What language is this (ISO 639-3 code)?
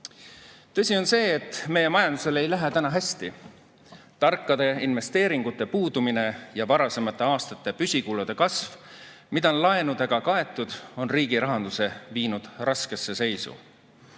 est